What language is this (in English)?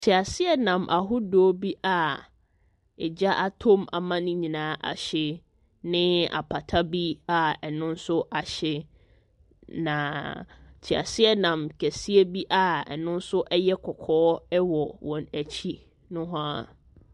Akan